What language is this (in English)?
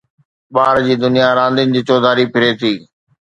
Sindhi